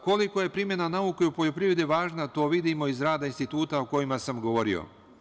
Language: Serbian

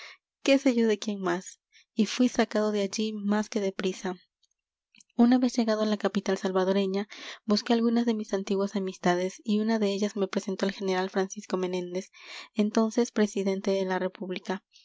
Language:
Spanish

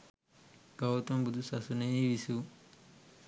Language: Sinhala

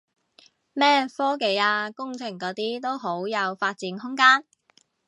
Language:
Cantonese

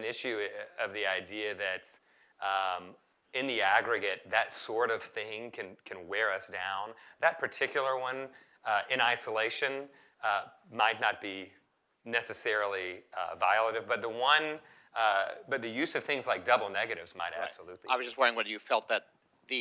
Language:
English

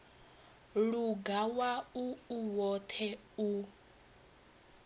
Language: Venda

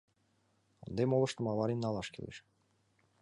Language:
Mari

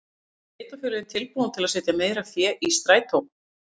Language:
Icelandic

